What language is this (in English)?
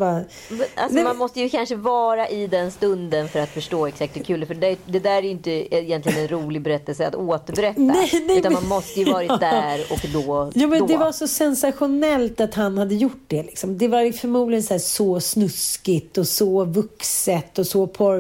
Swedish